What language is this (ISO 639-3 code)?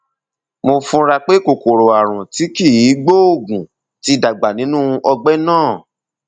yor